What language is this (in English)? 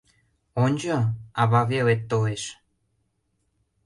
Mari